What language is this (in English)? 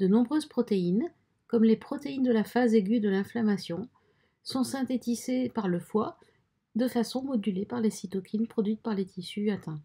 French